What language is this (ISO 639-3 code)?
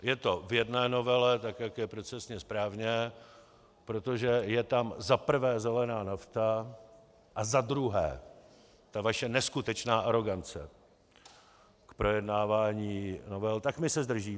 ces